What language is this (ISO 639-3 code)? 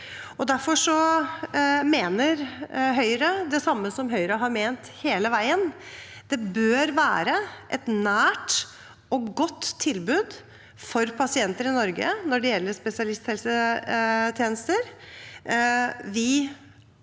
nor